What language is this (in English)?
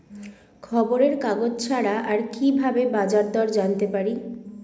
Bangla